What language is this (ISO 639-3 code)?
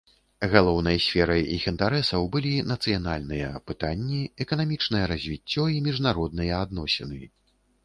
bel